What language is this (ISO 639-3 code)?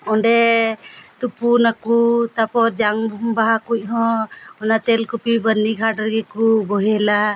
sat